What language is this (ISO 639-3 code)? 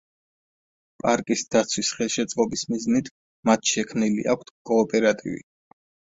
kat